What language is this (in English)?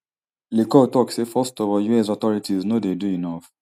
Nigerian Pidgin